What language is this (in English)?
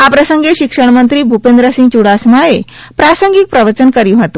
Gujarati